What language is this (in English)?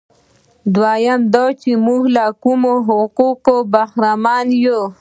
Pashto